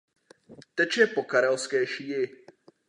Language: Czech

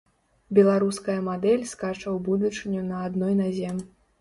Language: Belarusian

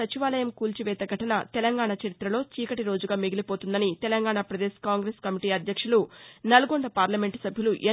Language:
Telugu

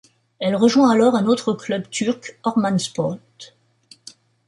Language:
French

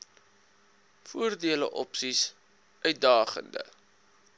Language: Afrikaans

